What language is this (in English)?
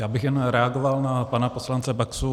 Czech